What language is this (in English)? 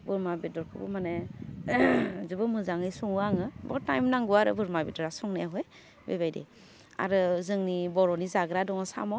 Bodo